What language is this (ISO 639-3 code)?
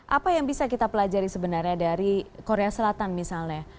ind